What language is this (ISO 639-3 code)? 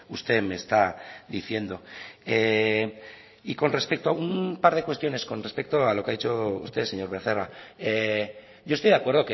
spa